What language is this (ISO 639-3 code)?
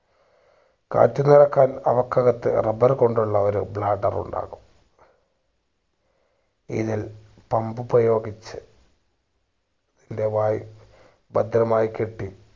mal